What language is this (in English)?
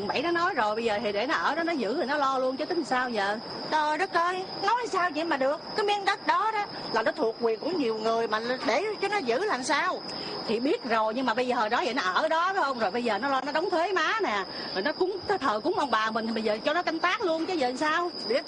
Vietnamese